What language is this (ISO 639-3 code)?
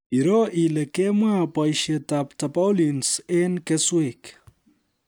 kln